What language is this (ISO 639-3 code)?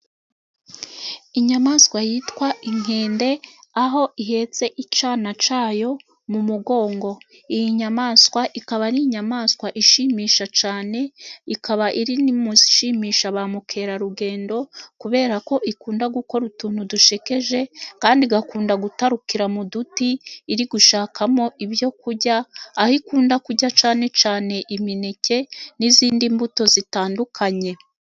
kin